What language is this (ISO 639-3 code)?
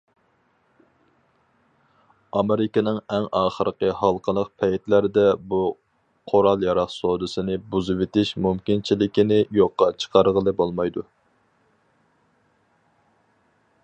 uig